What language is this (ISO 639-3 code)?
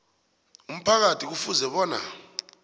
nbl